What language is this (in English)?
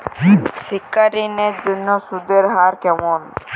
Bangla